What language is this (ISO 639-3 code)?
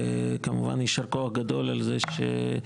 heb